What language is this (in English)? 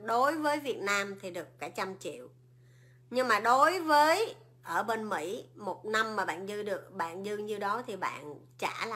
Vietnamese